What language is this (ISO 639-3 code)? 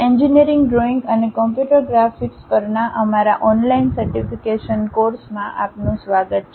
guj